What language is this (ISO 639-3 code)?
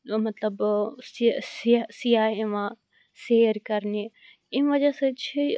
kas